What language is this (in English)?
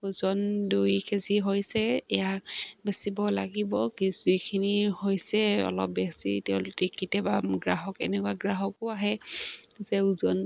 Assamese